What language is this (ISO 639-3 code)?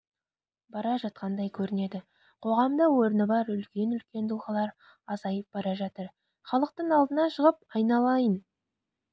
kaz